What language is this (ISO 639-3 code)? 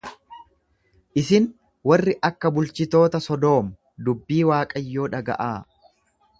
orm